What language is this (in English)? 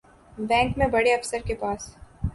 Urdu